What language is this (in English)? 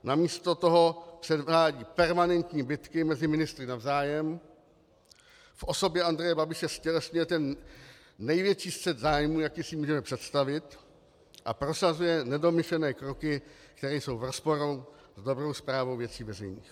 Czech